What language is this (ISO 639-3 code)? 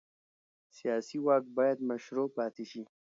pus